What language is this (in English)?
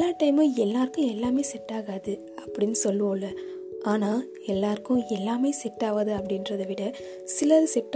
Tamil